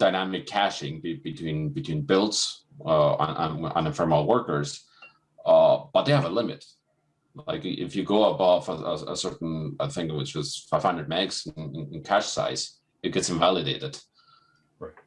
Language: English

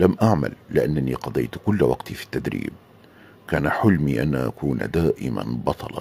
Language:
Arabic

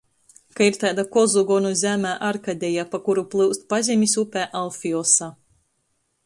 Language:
Latgalian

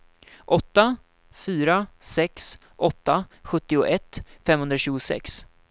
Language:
Swedish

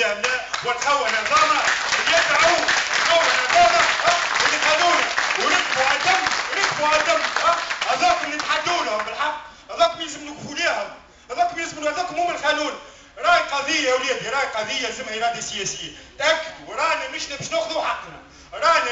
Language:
Arabic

